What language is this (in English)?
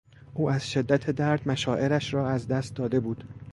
Persian